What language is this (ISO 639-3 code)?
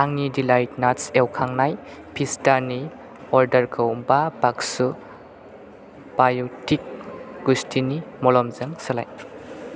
brx